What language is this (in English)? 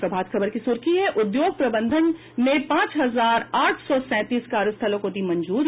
Hindi